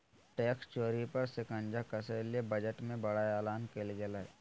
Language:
Magahi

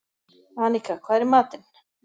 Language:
Icelandic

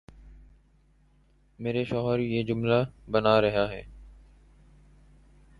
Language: Urdu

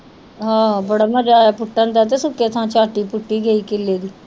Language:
Punjabi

